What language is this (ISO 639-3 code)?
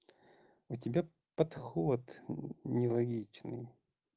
rus